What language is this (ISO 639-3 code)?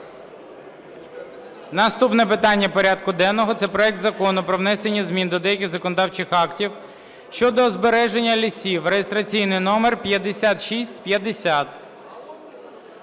ukr